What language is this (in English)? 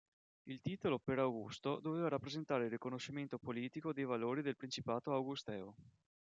Italian